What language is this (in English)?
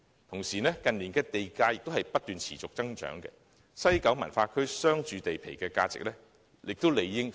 Cantonese